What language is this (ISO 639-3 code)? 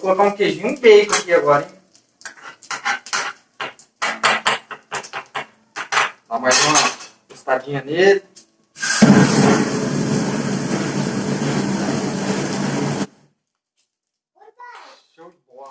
por